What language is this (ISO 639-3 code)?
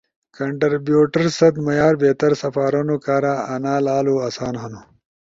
ush